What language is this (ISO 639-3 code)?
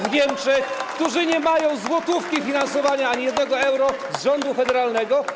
pol